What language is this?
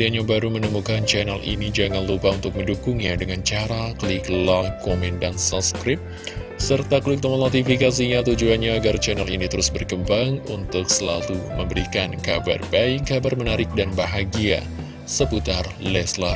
Indonesian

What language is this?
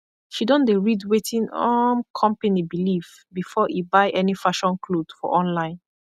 Nigerian Pidgin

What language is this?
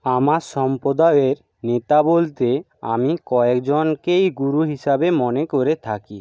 Bangla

